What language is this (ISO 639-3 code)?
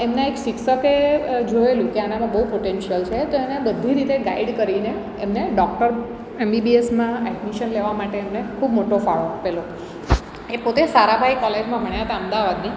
guj